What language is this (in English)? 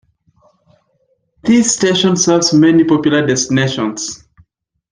English